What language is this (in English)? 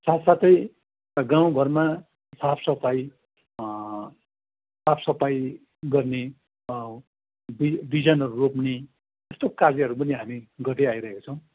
Nepali